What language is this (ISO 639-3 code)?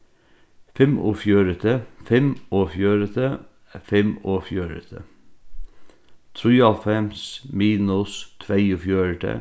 fao